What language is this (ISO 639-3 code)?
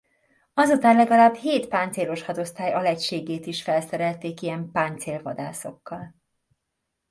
hun